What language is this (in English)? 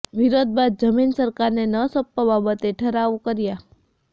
Gujarati